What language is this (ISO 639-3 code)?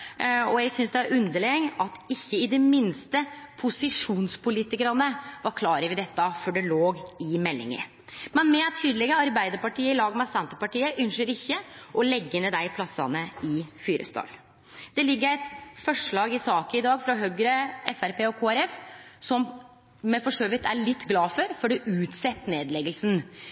nno